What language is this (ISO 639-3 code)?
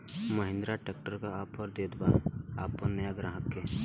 bho